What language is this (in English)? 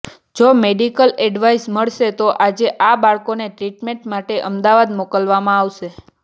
Gujarati